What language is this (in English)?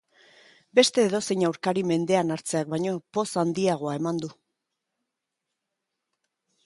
Basque